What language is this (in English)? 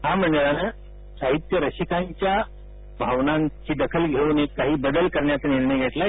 Marathi